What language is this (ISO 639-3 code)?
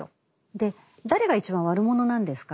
jpn